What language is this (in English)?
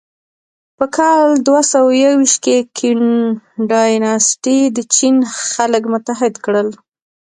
Pashto